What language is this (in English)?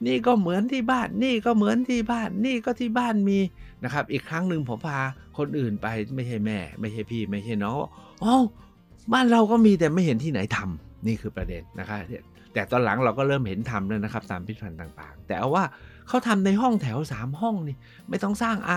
Thai